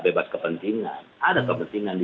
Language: Indonesian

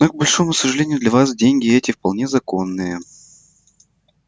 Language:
Russian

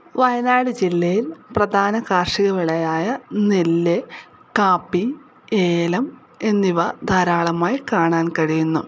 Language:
Malayalam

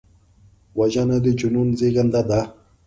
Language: Pashto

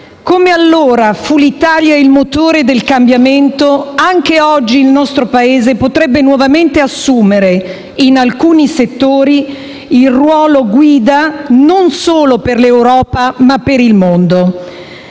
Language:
Italian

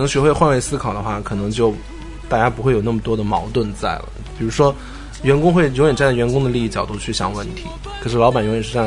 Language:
Chinese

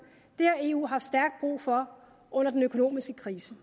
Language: Danish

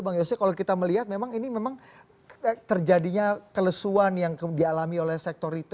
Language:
Indonesian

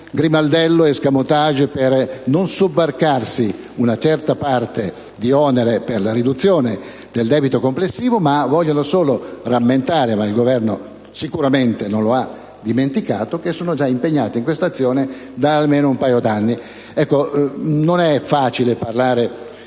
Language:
Italian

